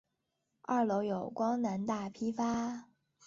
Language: Chinese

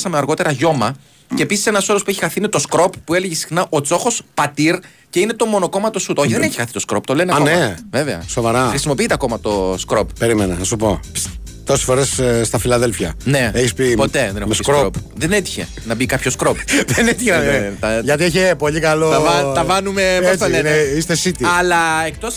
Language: Greek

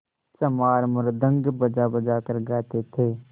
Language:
Hindi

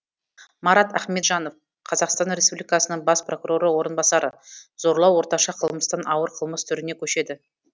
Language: Kazakh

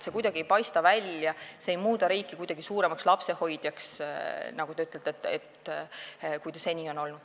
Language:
Estonian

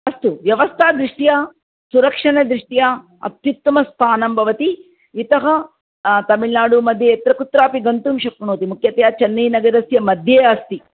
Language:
Sanskrit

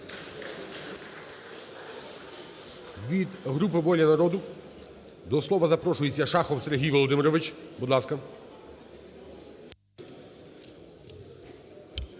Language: Ukrainian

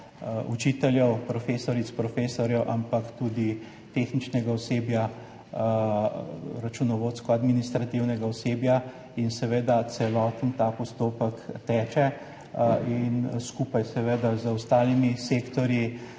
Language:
Slovenian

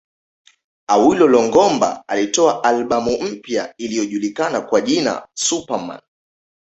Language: Swahili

